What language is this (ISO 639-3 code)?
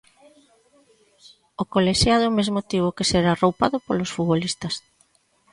glg